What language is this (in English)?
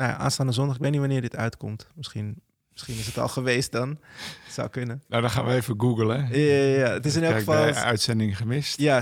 Dutch